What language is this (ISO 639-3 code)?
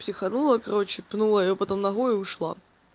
rus